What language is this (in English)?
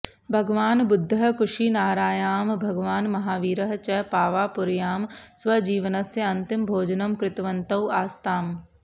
Sanskrit